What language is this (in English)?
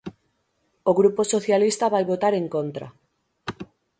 Galician